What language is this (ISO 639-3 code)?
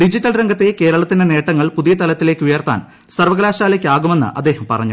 mal